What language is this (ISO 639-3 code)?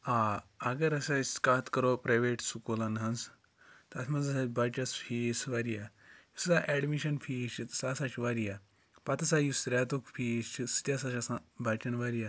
kas